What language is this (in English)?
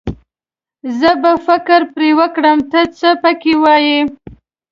Pashto